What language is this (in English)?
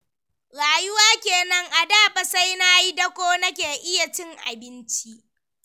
Hausa